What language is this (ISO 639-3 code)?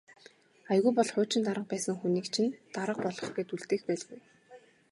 mon